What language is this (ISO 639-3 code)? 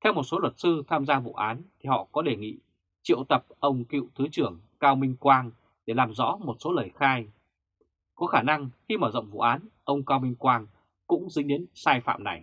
vie